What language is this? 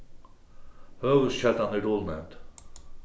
Faroese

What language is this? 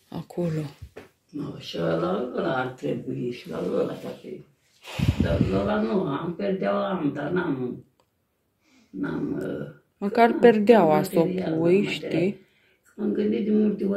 Romanian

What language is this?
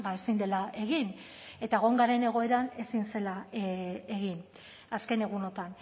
Basque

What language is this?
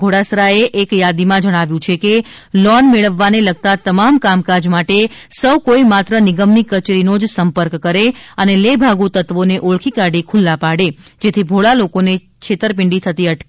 Gujarati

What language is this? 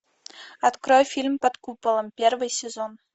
Russian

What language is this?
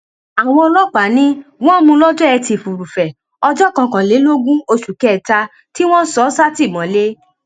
Yoruba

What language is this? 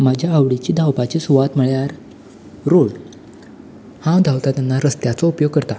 Konkani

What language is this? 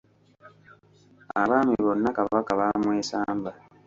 Ganda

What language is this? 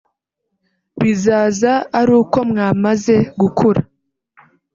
Kinyarwanda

